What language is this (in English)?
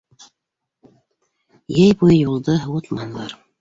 Bashkir